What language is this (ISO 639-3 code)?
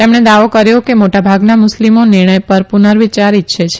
guj